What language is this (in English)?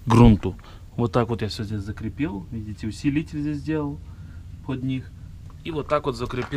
Russian